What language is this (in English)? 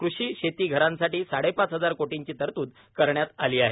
Marathi